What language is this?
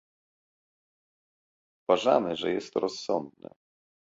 Polish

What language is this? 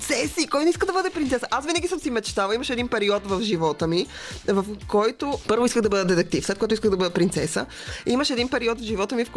Bulgarian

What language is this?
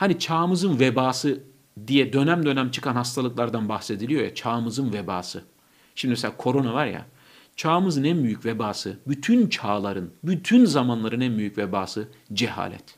Turkish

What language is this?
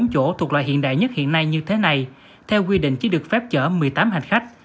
Vietnamese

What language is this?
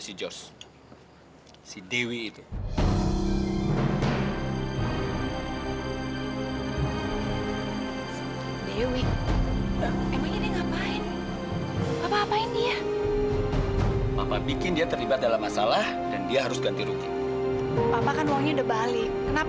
Indonesian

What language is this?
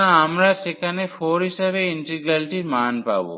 Bangla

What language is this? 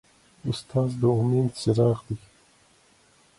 Pashto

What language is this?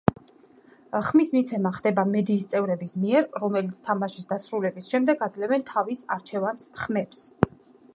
Georgian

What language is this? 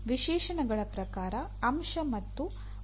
Kannada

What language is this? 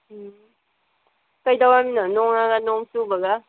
Manipuri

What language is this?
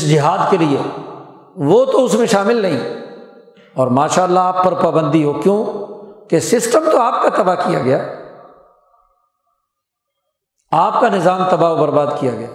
Urdu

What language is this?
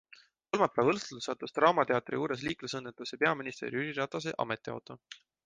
Estonian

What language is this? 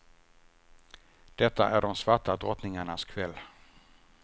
Swedish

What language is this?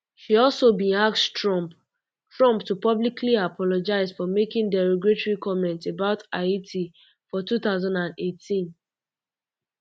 Nigerian Pidgin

